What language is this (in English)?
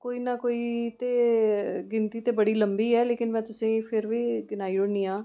Dogri